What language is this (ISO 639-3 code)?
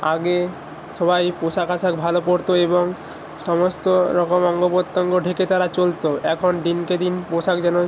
ben